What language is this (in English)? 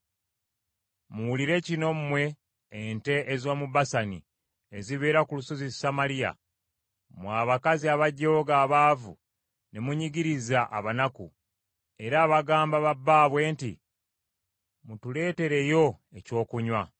Ganda